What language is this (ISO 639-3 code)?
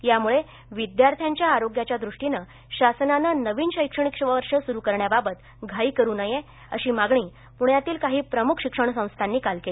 mar